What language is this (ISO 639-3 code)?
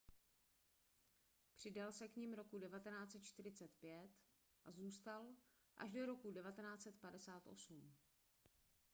ces